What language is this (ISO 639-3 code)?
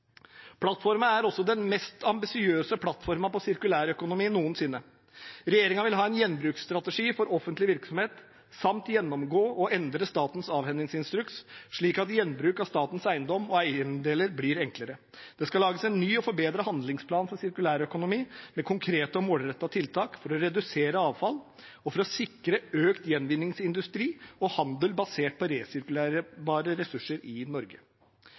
nob